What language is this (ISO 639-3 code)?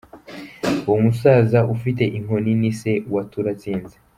kin